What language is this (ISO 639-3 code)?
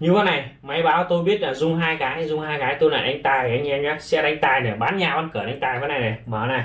vie